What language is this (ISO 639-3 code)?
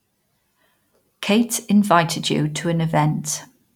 eng